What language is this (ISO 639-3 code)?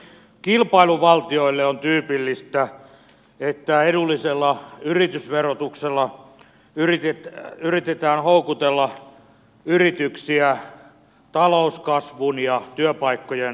fin